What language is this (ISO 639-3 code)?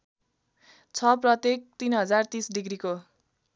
nep